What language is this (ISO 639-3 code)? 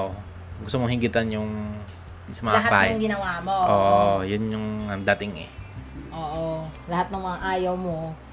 fil